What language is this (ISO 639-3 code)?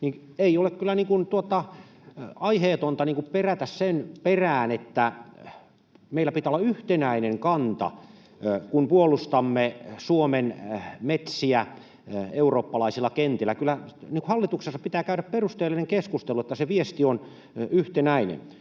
fin